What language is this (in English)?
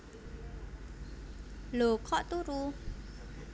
Javanese